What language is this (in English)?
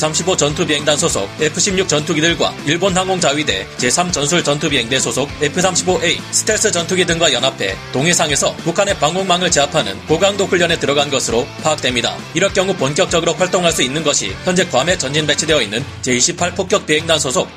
Korean